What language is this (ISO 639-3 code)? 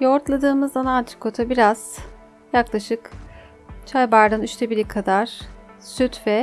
tur